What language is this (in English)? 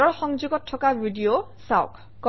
Assamese